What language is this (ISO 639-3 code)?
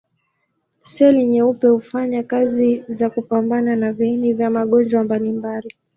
swa